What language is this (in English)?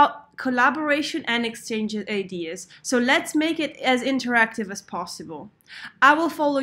English